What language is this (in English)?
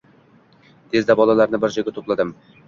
Uzbek